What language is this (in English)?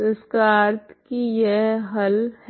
Hindi